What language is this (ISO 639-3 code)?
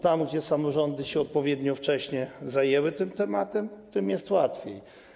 pol